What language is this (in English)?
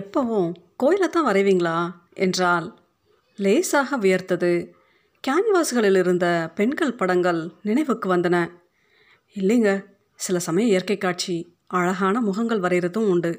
Tamil